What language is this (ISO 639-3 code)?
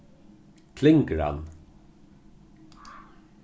fao